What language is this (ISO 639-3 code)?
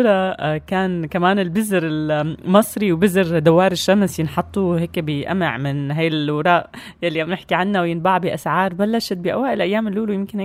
ara